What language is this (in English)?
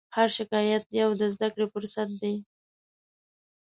Pashto